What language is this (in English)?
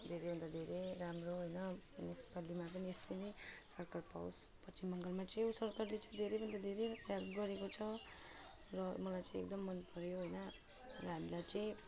Nepali